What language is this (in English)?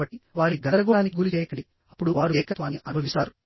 Telugu